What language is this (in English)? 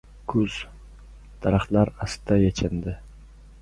Uzbek